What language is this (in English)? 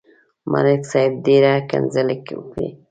Pashto